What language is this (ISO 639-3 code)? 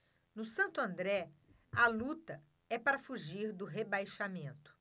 por